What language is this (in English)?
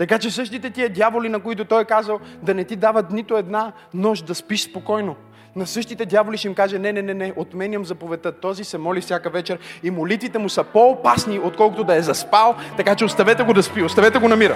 Bulgarian